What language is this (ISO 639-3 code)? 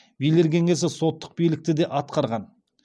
kaz